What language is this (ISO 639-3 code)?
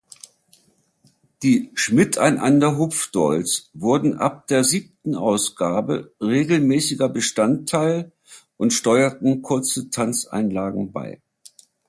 deu